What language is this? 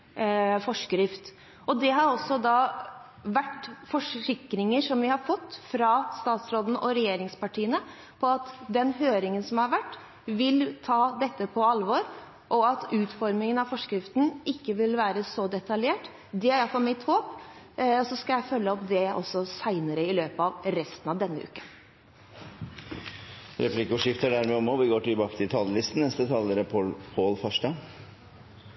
Norwegian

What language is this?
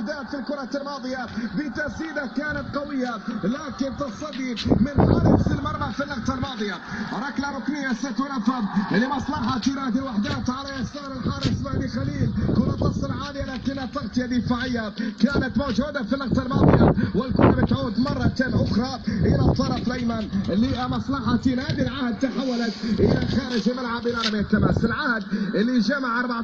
Arabic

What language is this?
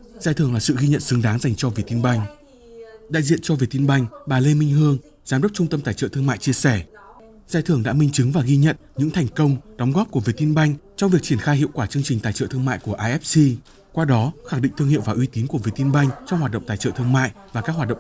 Vietnamese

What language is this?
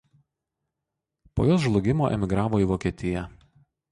Lithuanian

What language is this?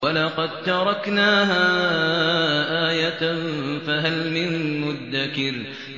Arabic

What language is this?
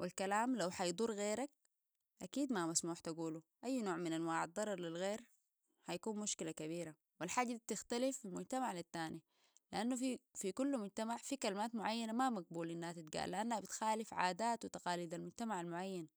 Sudanese Arabic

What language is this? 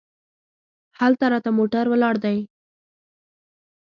Pashto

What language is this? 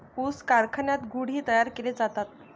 Marathi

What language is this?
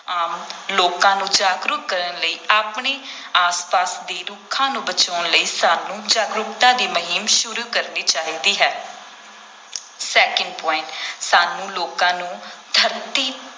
Punjabi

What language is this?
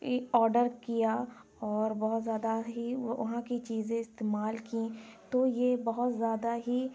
Urdu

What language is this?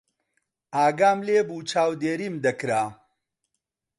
Central Kurdish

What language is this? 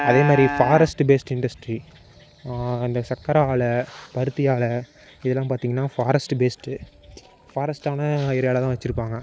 Tamil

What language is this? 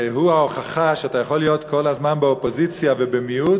Hebrew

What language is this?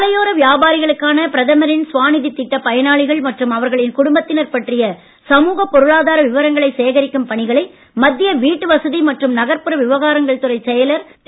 Tamil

